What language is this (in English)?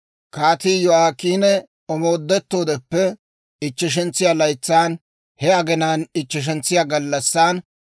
Dawro